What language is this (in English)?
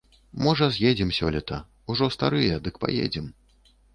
Belarusian